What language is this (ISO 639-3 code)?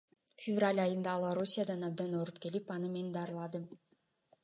kir